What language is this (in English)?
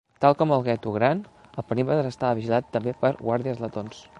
Catalan